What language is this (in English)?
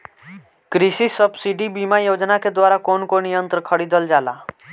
Bhojpuri